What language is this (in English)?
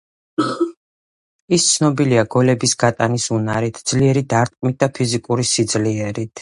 Georgian